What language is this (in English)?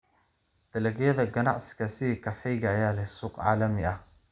Somali